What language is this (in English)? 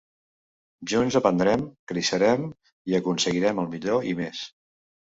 Catalan